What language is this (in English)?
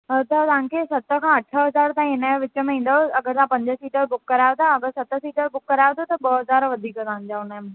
Sindhi